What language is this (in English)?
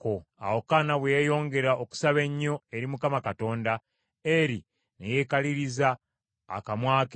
Ganda